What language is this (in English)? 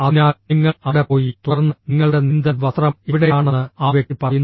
Malayalam